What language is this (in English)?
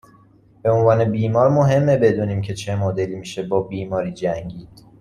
Persian